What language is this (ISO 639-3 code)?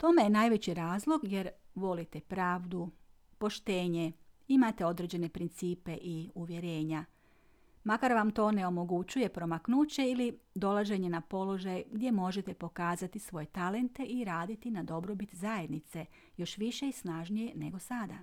hrv